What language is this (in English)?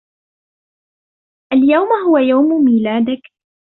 Arabic